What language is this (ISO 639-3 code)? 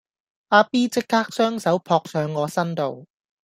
yue